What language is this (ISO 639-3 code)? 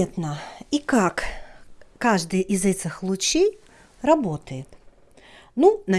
rus